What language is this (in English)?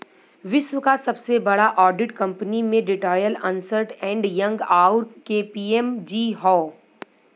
Bhojpuri